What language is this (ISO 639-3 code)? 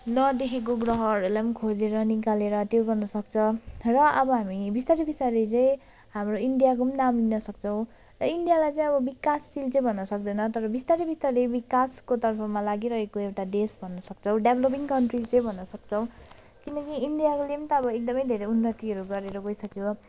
nep